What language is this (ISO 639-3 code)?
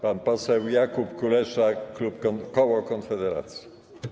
pol